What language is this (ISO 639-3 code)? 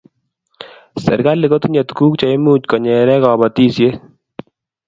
kln